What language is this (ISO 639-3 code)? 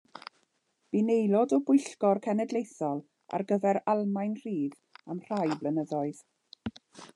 cym